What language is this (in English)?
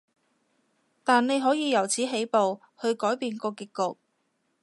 Cantonese